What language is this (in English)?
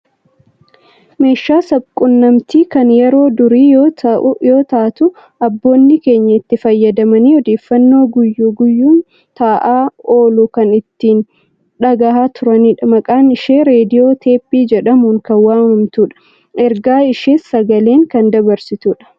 Oromo